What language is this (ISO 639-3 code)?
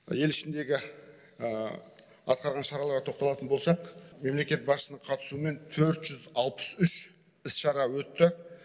kaz